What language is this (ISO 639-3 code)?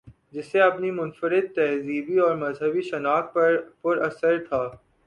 urd